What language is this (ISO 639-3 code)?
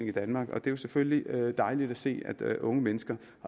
dan